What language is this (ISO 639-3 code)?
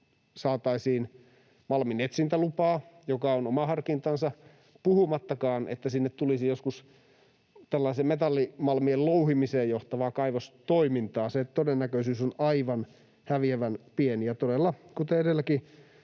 fin